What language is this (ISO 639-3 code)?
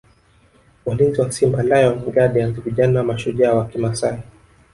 swa